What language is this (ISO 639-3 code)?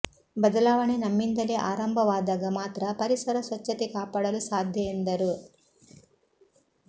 kan